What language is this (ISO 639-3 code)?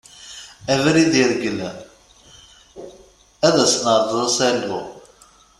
kab